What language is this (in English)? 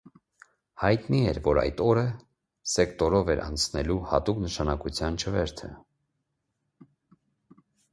Armenian